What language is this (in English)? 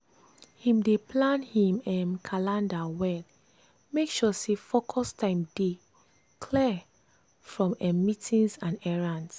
Nigerian Pidgin